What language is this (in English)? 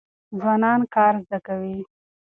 Pashto